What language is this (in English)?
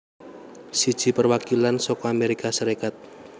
Javanese